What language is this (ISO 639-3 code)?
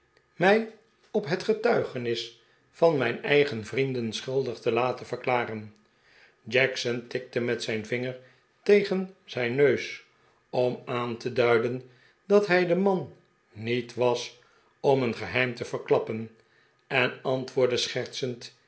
nld